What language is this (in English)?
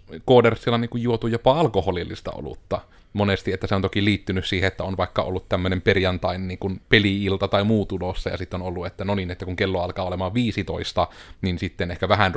Finnish